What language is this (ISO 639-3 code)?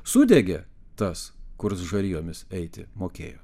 lit